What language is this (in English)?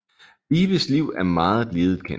Danish